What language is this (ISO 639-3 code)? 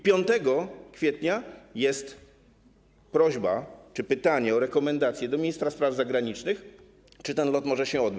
pol